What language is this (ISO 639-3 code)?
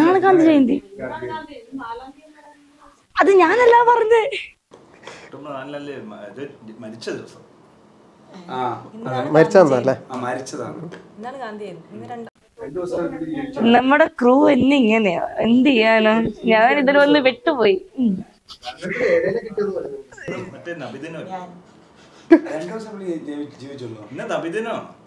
mal